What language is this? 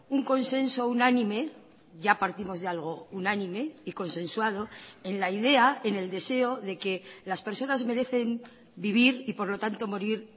Spanish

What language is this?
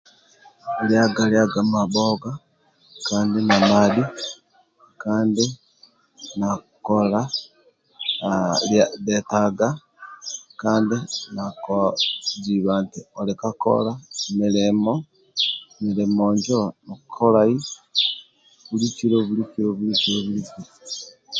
Amba (Uganda)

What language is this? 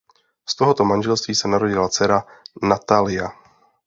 Czech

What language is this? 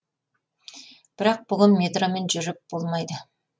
Kazakh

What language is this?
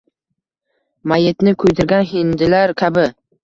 Uzbek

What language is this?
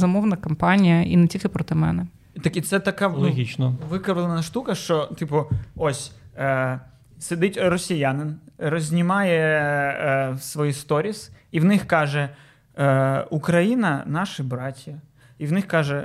Ukrainian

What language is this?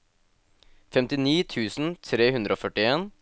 Norwegian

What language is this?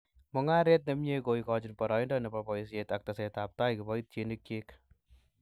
Kalenjin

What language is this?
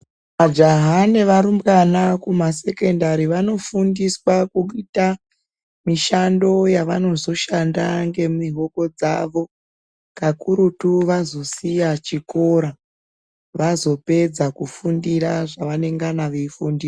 Ndau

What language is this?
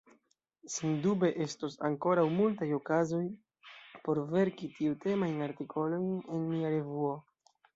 Esperanto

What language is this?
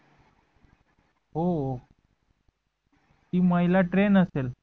Marathi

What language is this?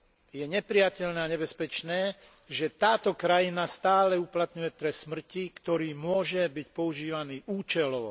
Slovak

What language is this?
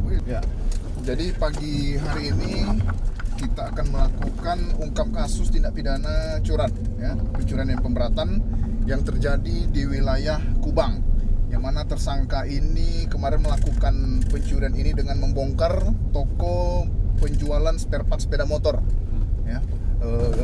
Indonesian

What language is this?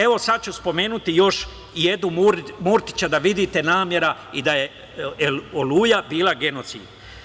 Serbian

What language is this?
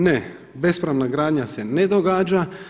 Croatian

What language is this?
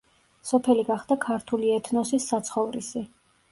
Georgian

